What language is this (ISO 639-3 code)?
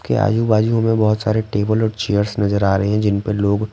hin